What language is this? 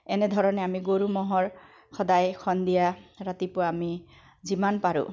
Assamese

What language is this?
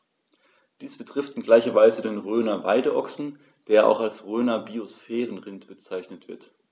German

